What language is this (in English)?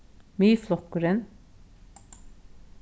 Faroese